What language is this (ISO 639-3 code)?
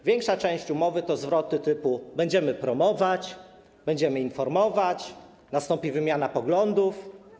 pol